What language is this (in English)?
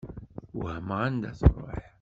Kabyle